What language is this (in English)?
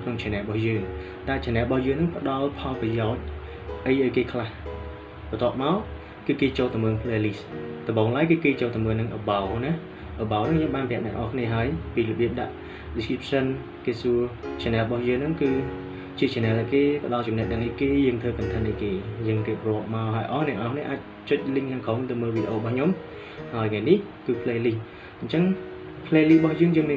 Vietnamese